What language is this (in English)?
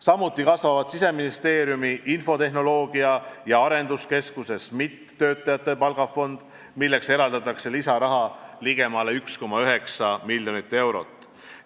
Estonian